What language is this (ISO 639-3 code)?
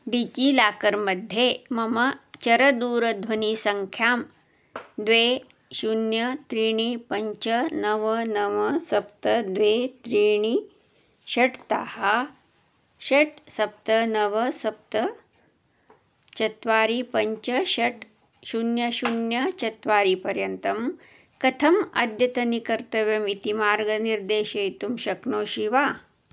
san